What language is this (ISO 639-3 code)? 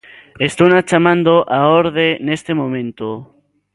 glg